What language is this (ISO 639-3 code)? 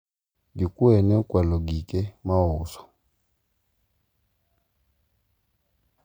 luo